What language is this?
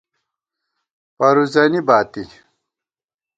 Gawar-Bati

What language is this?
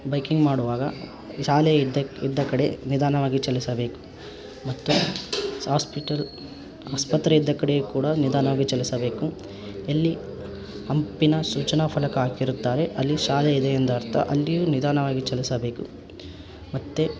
Kannada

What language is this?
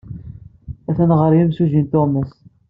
Kabyle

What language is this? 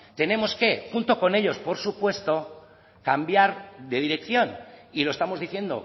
Spanish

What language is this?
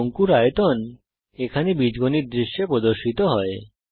Bangla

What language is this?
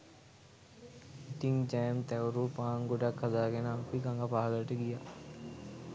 Sinhala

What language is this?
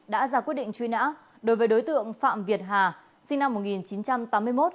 Vietnamese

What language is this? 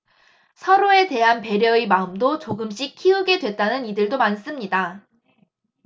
Korean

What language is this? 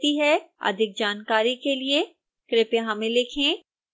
Hindi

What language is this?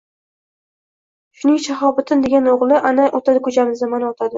Uzbek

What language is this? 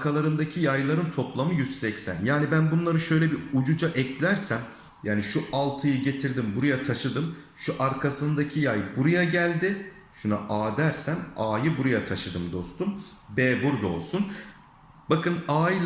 Turkish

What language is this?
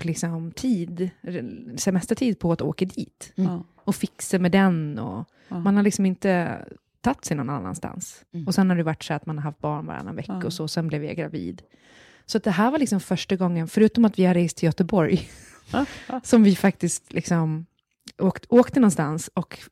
Swedish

